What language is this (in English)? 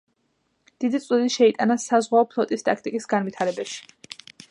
Georgian